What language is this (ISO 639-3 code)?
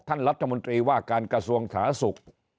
tha